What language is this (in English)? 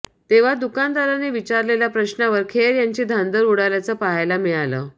Marathi